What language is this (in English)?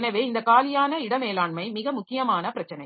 Tamil